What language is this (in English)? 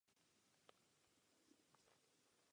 Czech